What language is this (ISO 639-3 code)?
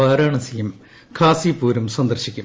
mal